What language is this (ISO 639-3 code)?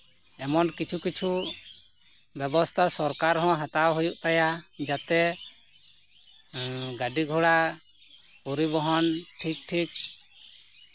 sat